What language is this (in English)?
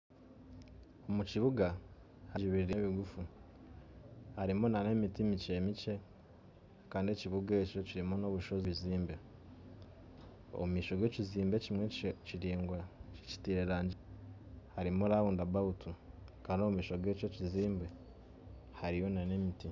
Nyankole